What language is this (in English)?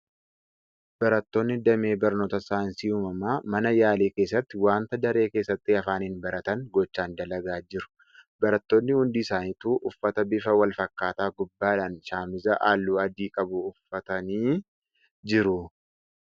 Oromo